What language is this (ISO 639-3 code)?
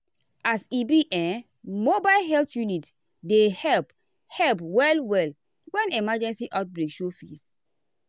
pcm